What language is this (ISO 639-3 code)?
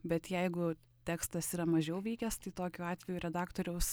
lit